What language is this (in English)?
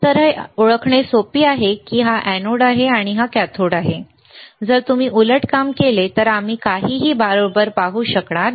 Marathi